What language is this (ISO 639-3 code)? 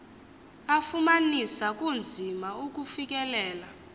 xho